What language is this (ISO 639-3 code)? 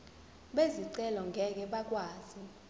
zul